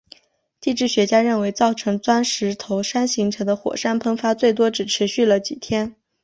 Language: Chinese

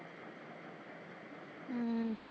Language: Punjabi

